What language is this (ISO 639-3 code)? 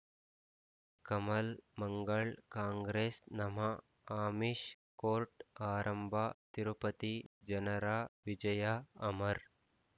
kan